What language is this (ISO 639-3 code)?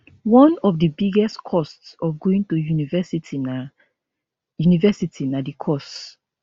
pcm